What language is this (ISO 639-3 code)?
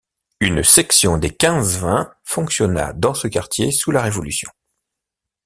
fra